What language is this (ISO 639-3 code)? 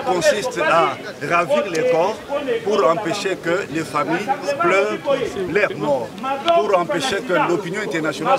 fra